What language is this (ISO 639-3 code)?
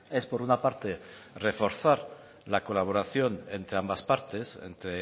spa